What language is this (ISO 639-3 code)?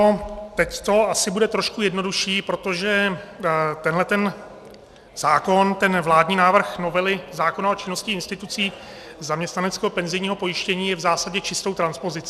ces